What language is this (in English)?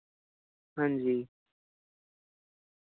Dogri